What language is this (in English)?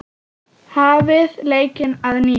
Icelandic